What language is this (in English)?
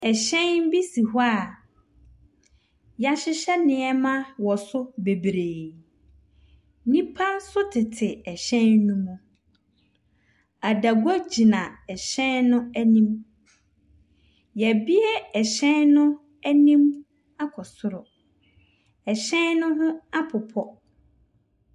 Akan